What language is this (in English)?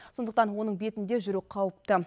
Kazakh